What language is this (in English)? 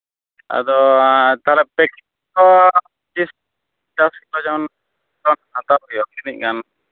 Santali